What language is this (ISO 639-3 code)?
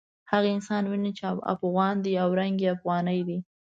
pus